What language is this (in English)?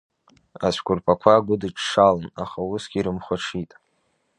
Abkhazian